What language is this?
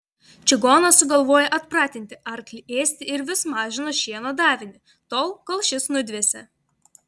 Lithuanian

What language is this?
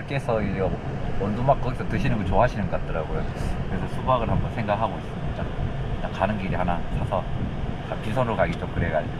Korean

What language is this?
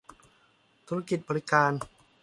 Thai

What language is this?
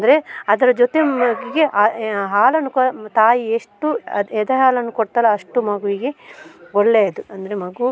Kannada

